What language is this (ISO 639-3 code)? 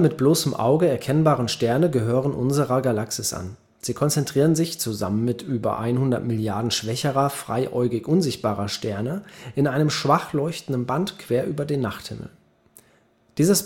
deu